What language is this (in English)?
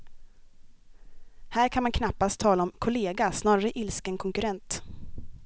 Swedish